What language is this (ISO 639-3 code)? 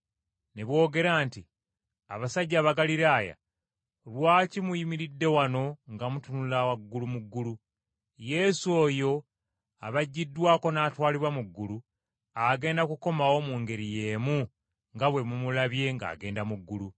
lug